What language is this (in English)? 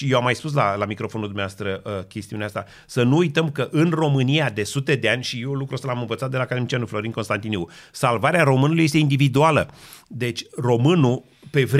Romanian